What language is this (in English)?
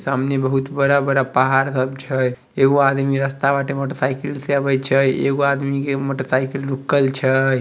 Magahi